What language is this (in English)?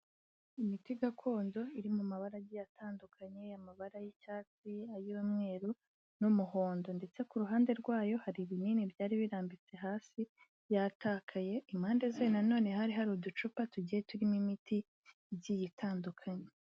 Kinyarwanda